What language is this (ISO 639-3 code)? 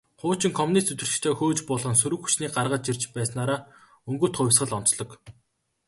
mon